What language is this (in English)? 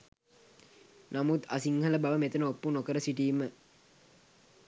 Sinhala